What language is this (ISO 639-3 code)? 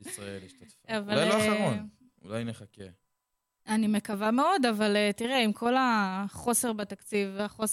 heb